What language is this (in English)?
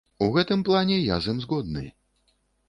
Belarusian